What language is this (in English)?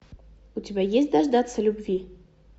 Russian